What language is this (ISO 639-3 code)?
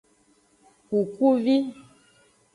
ajg